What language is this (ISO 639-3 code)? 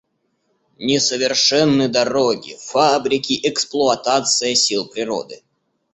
rus